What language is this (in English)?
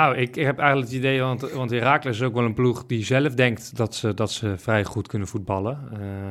Dutch